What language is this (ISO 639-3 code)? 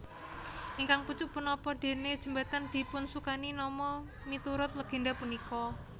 jav